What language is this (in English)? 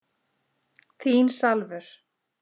Icelandic